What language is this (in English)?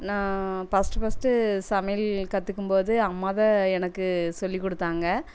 Tamil